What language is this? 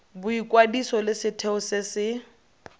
Tswana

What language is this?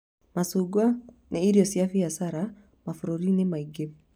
Kikuyu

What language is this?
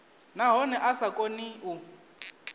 Venda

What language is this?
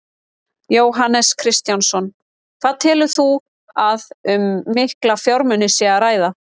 Icelandic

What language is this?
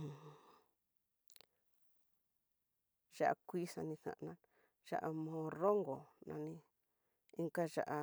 Tidaá Mixtec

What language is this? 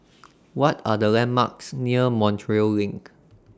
English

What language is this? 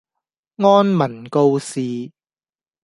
Cantonese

